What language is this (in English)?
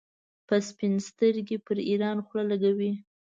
Pashto